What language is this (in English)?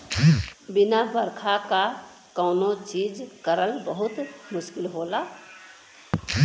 Bhojpuri